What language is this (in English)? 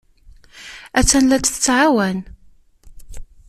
Kabyle